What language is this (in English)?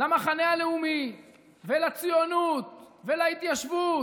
Hebrew